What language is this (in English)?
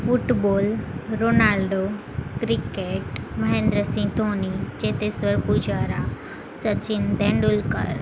Gujarati